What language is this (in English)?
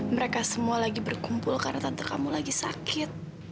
Indonesian